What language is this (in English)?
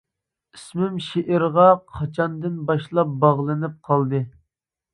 Uyghur